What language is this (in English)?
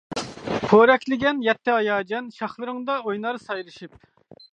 Uyghur